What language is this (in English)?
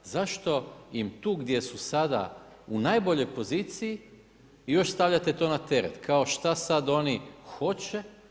Croatian